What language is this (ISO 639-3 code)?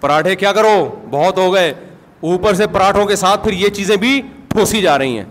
urd